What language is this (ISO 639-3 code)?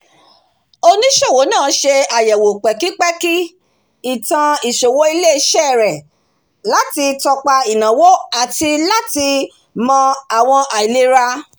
yor